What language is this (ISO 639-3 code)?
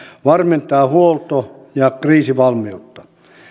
fin